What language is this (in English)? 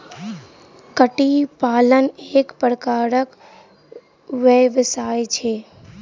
Maithili